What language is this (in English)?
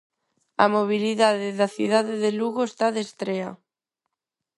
Galician